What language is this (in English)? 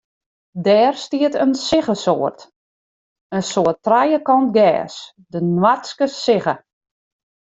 Western Frisian